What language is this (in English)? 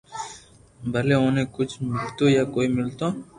Loarki